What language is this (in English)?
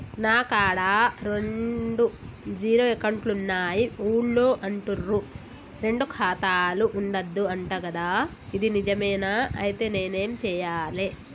Telugu